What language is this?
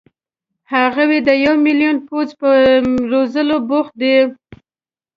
Pashto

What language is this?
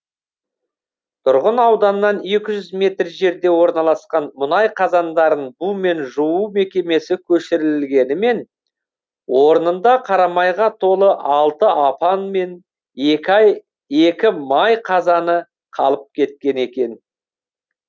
Kazakh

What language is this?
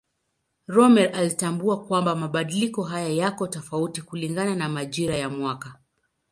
Swahili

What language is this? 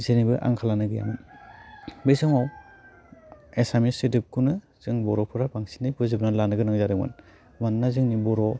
Bodo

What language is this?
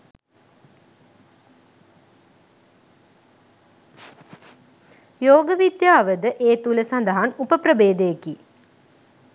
Sinhala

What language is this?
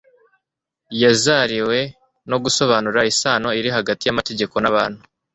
Kinyarwanda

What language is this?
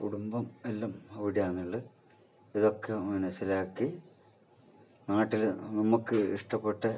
Malayalam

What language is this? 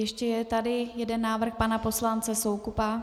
Czech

